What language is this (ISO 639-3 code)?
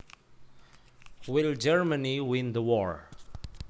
jav